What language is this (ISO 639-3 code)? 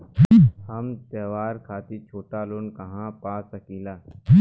bho